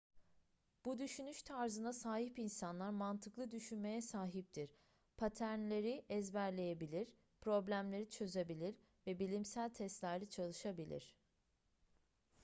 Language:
Turkish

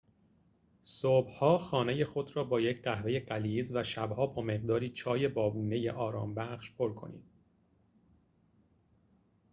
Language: Persian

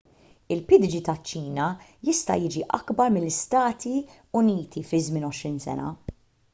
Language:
Maltese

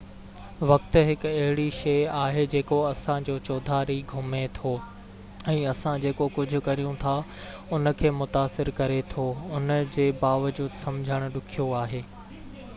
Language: Sindhi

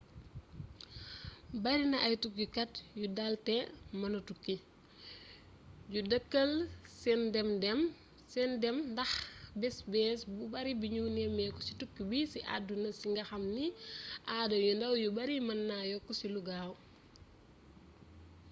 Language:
Wolof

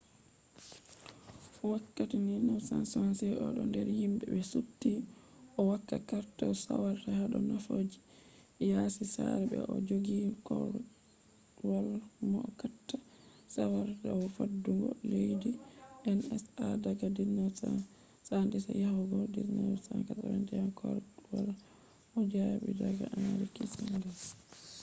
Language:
Fula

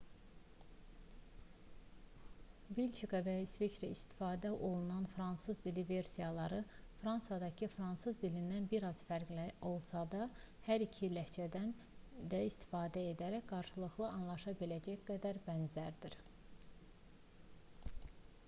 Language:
Azerbaijani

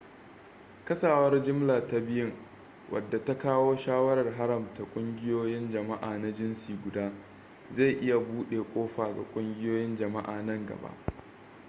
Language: Hausa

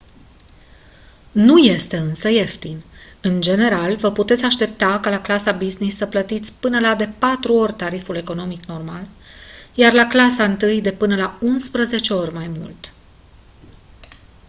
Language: Romanian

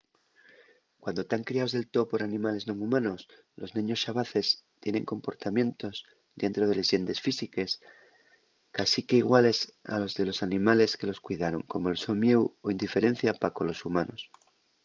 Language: Asturian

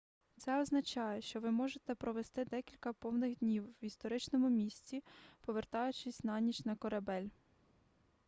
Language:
Ukrainian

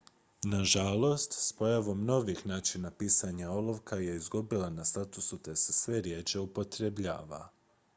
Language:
Croatian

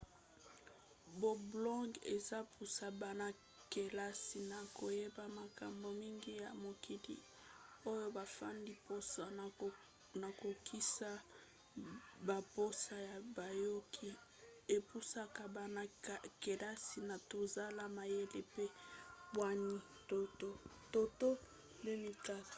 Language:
Lingala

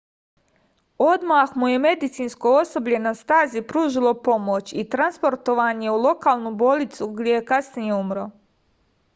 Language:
Serbian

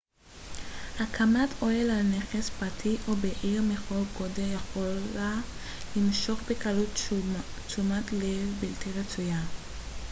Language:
Hebrew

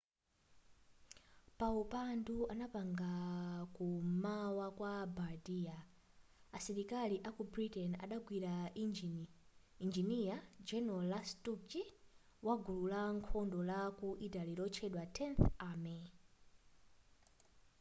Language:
Nyanja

